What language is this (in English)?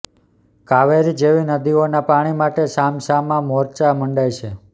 Gujarati